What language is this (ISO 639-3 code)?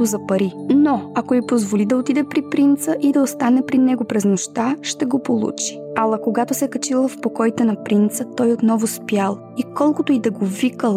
bul